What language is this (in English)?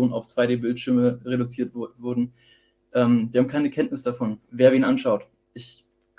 German